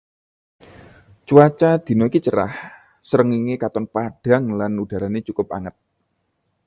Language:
Javanese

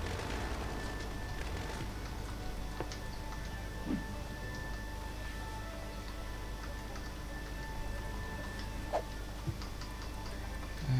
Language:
Dutch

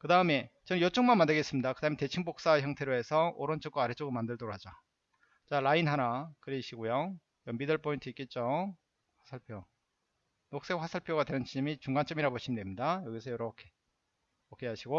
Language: Korean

